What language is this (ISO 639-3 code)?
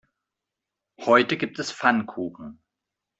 deu